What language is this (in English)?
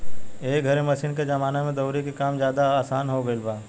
Bhojpuri